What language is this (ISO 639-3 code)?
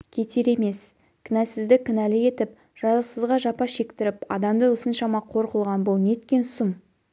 kaz